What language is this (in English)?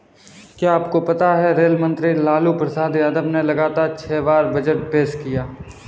Hindi